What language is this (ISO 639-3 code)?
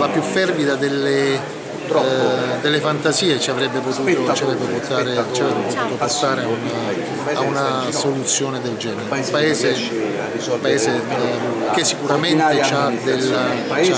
ita